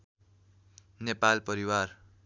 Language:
Nepali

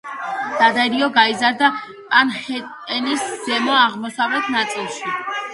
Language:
Georgian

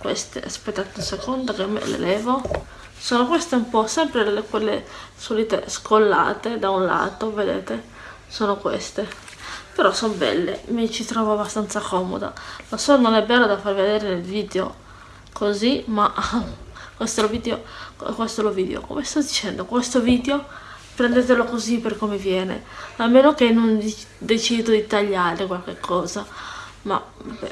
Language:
Italian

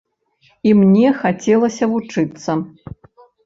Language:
Belarusian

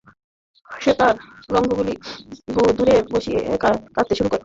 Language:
Bangla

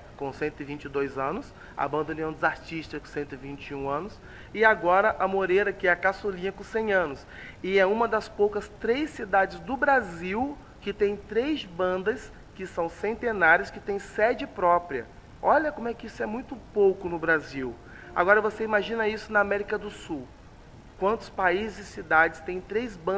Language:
Portuguese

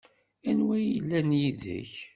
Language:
Kabyle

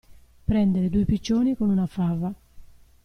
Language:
Italian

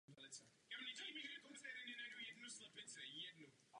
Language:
Czech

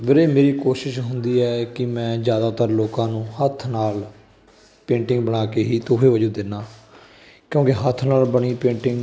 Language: Punjabi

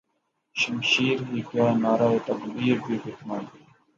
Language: Urdu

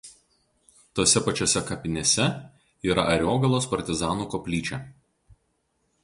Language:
Lithuanian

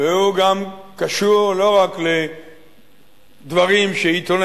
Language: Hebrew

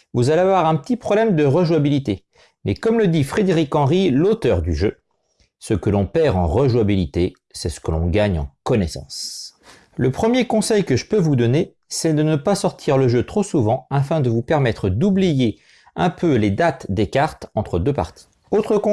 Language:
French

